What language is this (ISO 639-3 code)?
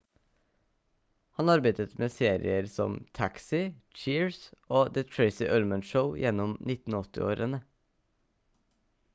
nob